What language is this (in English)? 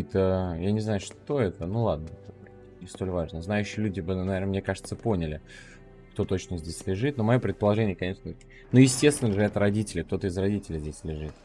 Russian